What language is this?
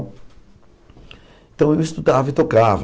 Portuguese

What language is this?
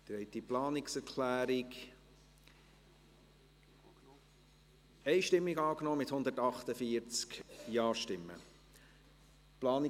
Swiss German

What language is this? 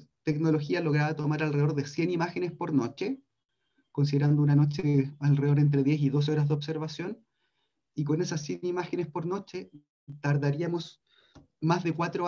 Spanish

